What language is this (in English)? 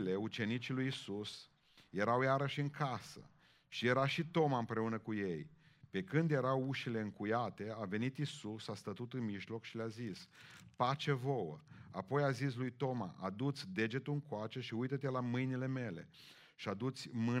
Romanian